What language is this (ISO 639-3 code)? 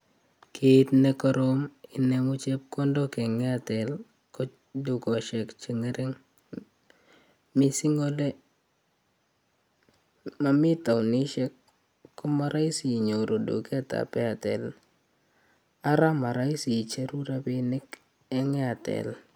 kln